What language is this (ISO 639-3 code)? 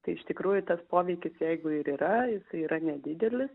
lit